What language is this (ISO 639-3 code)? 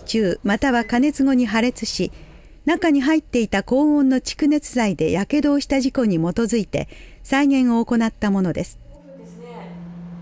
jpn